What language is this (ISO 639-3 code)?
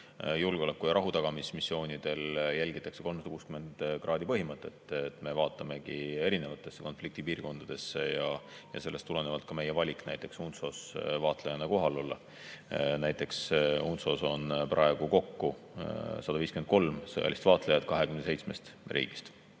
est